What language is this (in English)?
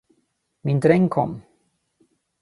Swedish